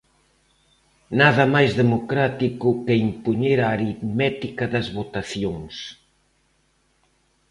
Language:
Galician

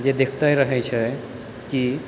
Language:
Maithili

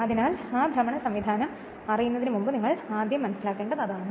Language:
Malayalam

